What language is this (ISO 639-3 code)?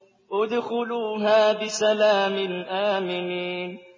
ara